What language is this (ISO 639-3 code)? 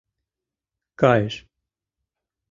chm